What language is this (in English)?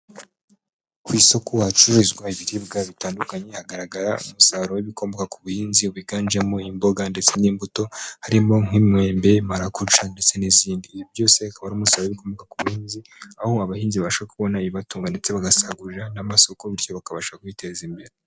Kinyarwanda